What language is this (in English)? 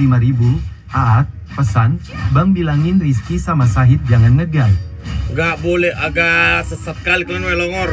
Indonesian